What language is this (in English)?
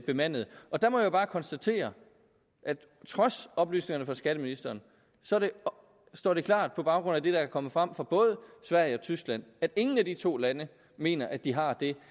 Danish